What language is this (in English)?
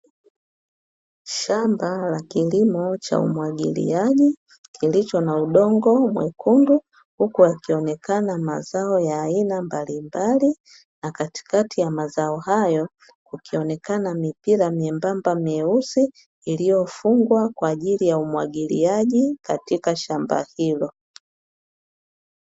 Swahili